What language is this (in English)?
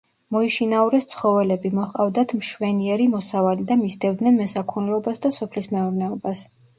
Georgian